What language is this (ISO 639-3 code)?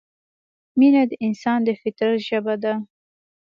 pus